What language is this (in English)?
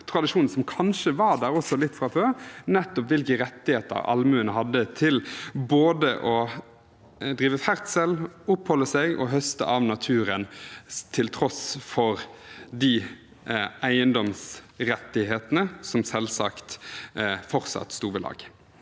Norwegian